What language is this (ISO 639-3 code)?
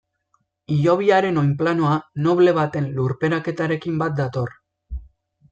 eus